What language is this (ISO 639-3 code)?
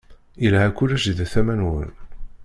kab